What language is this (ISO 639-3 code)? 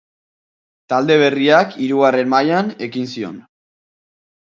eus